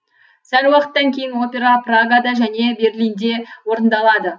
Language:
Kazakh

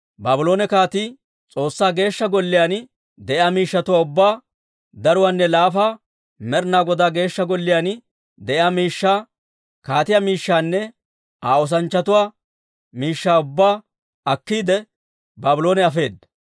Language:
Dawro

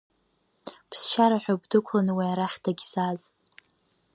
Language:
Abkhazian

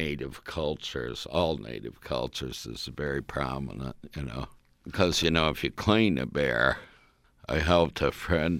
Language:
English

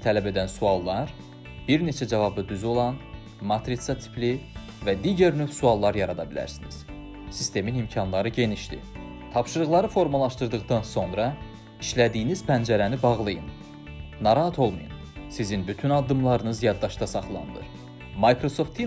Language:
Turkish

